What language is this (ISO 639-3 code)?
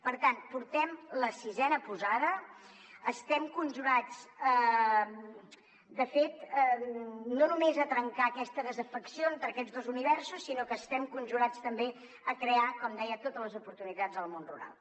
cat